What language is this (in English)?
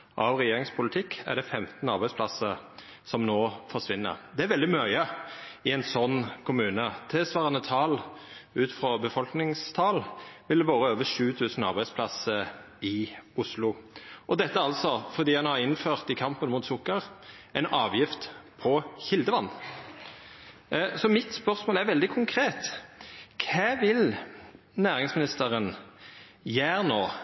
Norwegian Nynorsk